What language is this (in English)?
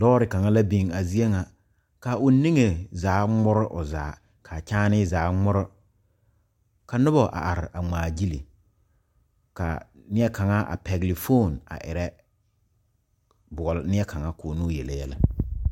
Southern Dagaare